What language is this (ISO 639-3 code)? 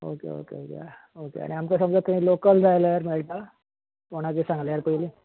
kok